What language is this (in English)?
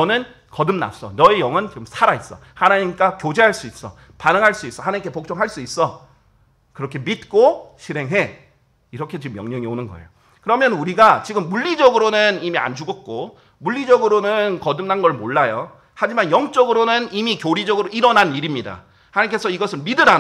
Korean